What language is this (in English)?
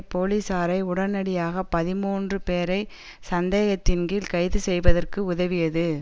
Tamil